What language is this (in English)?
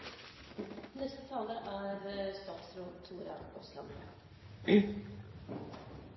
Norwegian Bokmål